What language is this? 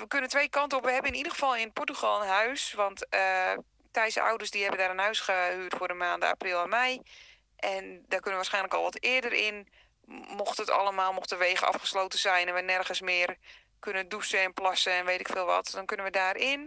Dutch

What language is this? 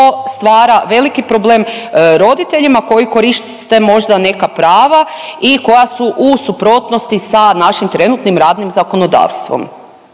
Croatian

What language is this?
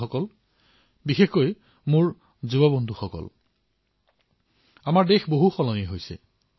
Assamese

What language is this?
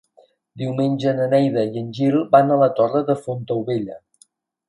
Catalan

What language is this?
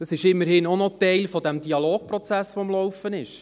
Swiss German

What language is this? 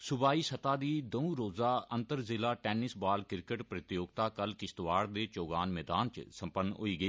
Dogri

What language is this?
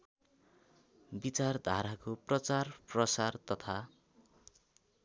Nepali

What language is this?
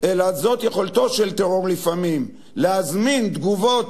Hebrew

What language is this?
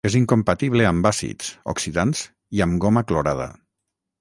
Catalan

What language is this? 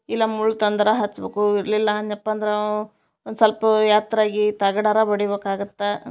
Kannada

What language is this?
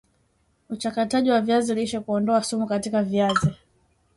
Swahili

